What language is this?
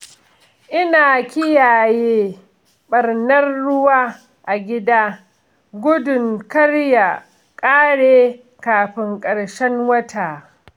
Hausa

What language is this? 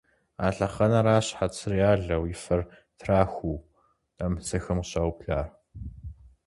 Kabardian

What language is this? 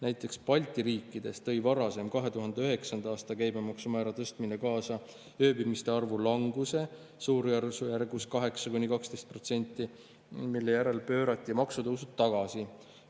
Estonian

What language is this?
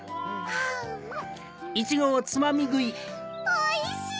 Japanese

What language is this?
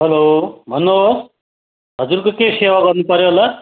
Nepali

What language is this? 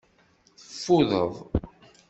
Kabyle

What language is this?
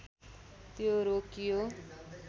Nepali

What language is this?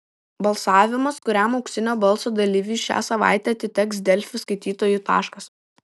Lithuanian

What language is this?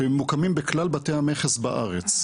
Hebrew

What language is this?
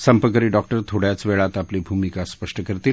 Marathi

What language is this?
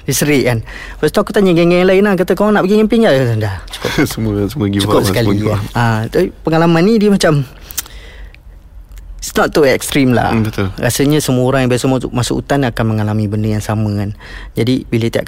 Malay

